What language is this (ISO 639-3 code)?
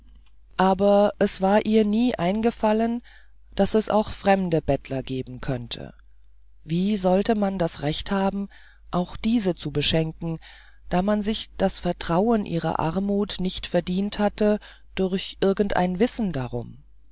deu